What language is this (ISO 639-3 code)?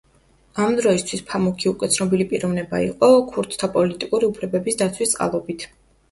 kat